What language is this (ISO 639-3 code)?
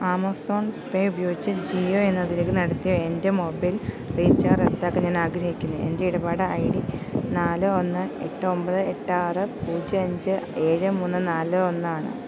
mal